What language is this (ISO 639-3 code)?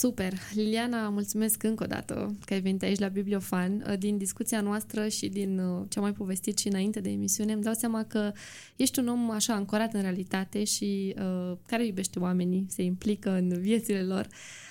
ron